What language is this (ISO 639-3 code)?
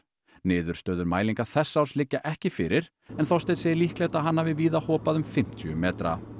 isl